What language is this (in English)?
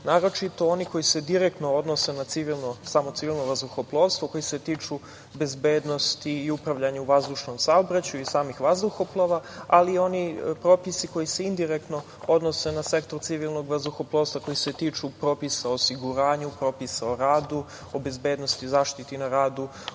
Serbian